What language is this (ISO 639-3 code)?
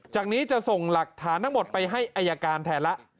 tha